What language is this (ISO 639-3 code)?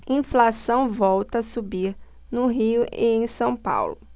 por